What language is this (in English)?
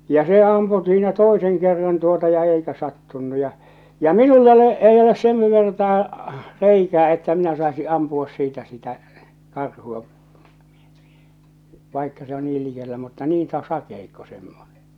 Finnish